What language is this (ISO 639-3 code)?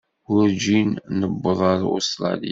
kab